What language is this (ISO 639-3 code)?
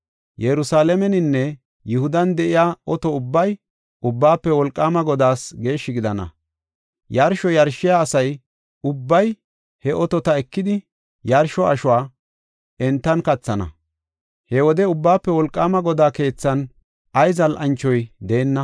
gof